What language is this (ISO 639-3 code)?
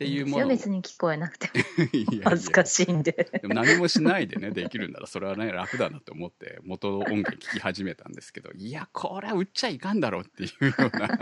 jpn